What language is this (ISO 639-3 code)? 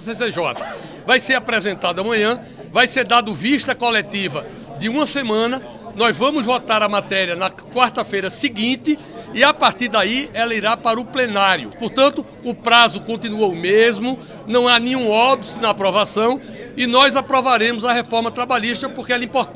por